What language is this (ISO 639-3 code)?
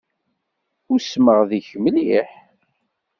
kab